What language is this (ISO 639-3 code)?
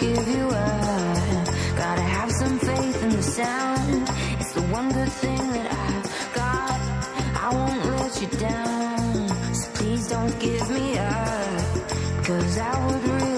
ita